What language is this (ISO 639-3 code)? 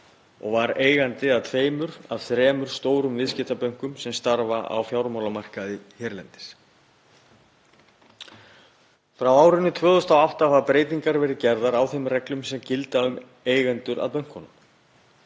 isl